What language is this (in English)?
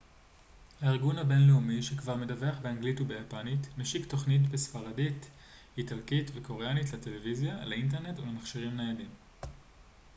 Hebrew